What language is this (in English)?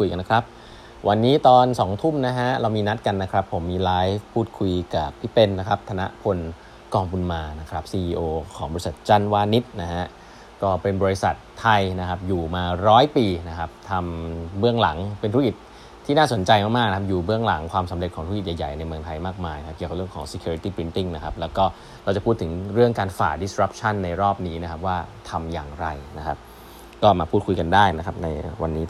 Thai